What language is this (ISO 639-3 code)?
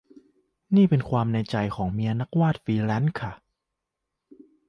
tha